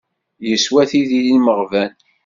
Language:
Kabyle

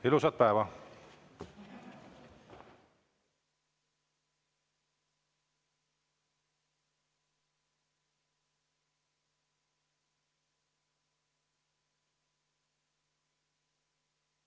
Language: Estonian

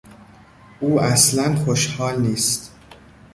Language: Persian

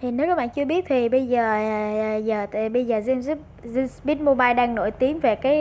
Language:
Vietnamese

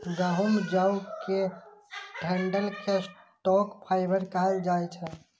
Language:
Maithili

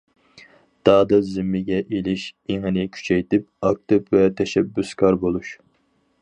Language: Uyghur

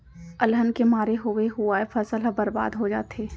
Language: Chhattisgarhi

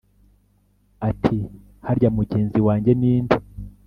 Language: Kinyarwanda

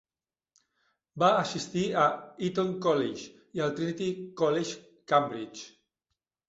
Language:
Catalan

